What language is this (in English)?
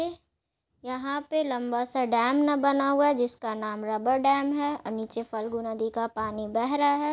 Magahi